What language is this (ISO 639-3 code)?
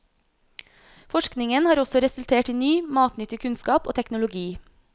nor